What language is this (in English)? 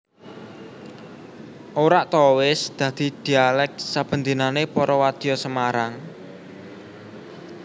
Javanese